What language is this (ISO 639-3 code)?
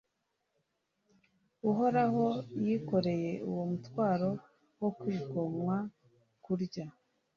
kin